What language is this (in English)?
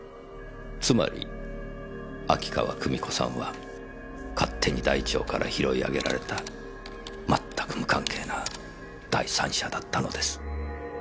Japanese